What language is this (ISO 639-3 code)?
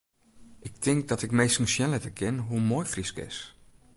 fry